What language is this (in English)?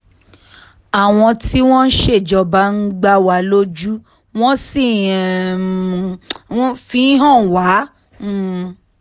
Yoruba